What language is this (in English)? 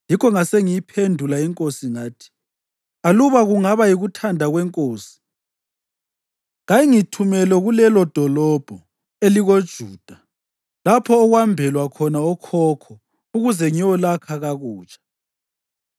North Ndebele